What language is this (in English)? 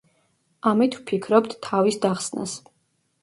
Georgian